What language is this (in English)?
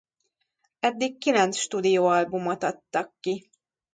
Hungarian